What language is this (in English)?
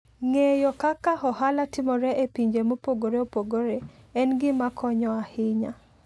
Luo (Kenya and Tanzania)